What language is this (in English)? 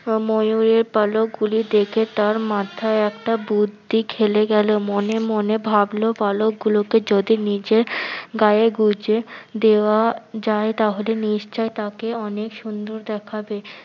Bangla